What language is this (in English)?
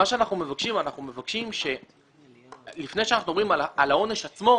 Hebrew